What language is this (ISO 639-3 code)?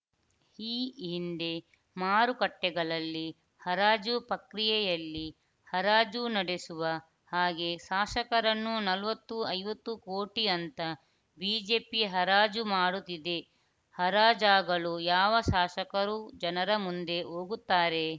kan